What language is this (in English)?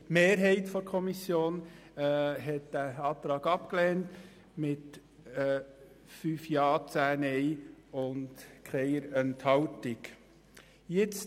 Swiss German